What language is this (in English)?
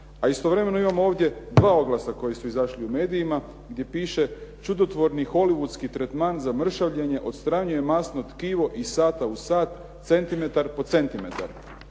Croatian